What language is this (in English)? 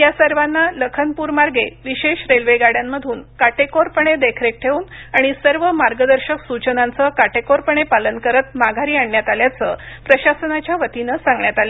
Marathi